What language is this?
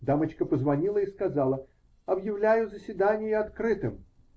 Russian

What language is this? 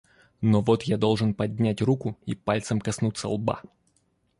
Russian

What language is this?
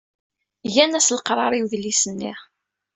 Kabyle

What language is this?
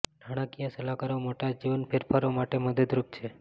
Gujarati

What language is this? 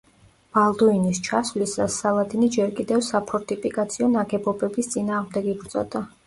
Georgian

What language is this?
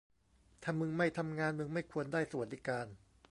Thai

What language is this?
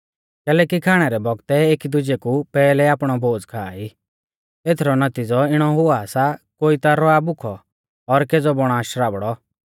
Mahasu Pahari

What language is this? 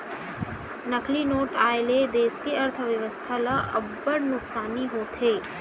Chhattisgarhi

